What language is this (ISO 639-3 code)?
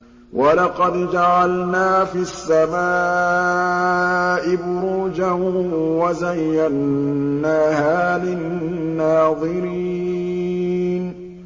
ara